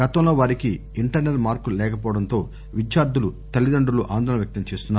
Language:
Telugu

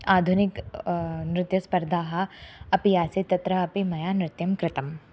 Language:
Sanskrit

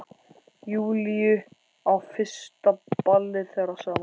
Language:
Icelandic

